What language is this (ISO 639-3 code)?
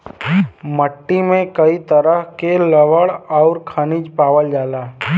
bho